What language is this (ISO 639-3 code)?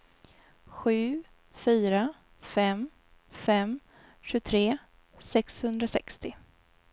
swe